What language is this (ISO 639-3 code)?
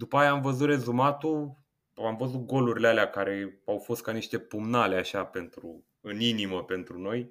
ron